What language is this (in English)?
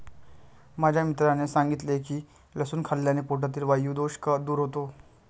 Marathi